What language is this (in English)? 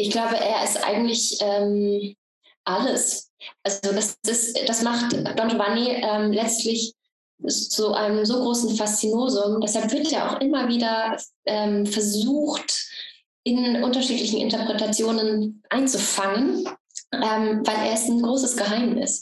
German